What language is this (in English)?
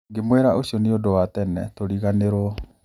Kikuyu